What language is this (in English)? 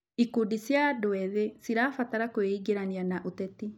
Kikuyu